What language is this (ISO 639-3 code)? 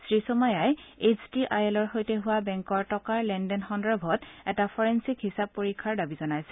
asm